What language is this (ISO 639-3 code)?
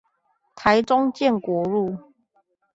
zho